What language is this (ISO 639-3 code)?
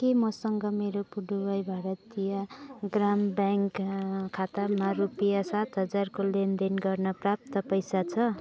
nep